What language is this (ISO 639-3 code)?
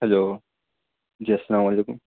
urd